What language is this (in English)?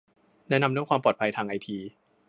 Thai